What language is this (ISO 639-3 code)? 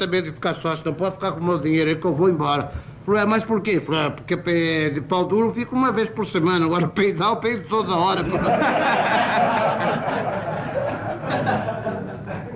por